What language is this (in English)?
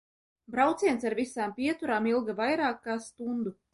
Latvian